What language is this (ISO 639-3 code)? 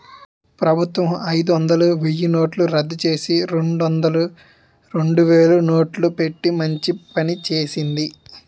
tel